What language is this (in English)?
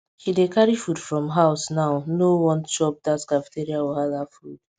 Nigerian Pidgin